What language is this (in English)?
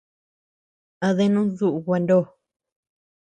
Tepeuxila Cuicatec